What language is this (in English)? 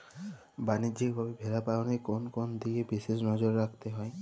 Bangla